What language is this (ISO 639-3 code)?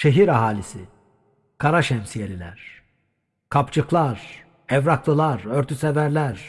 tur